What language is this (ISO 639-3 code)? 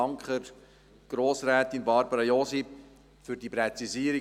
gsw